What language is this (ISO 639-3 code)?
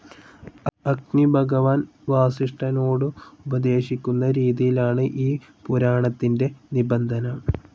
mal